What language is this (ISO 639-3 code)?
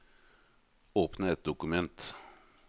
nor